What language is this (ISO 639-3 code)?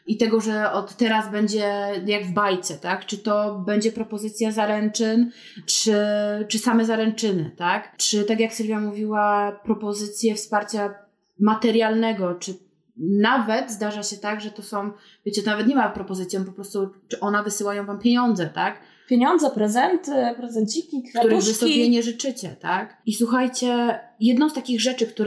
pol